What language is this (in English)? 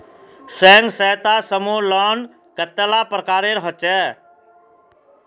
Magahi